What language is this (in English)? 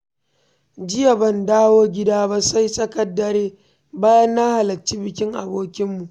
Hausa